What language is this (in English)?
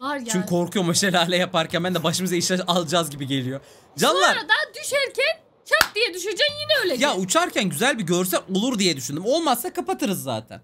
Turkish